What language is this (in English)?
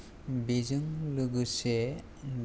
Bodo